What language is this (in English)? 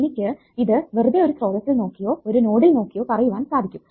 Malayalam